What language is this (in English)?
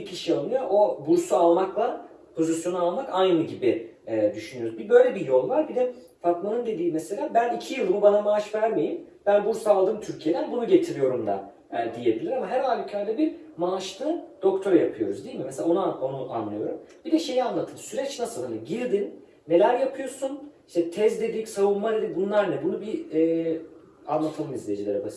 Turkish